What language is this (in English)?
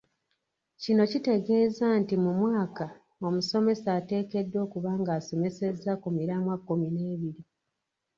Ganda